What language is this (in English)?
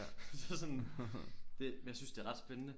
Danish